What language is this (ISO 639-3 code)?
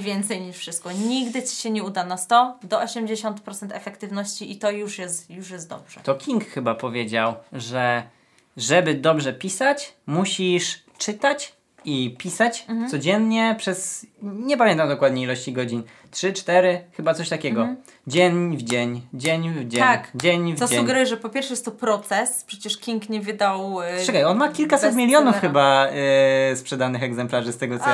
pol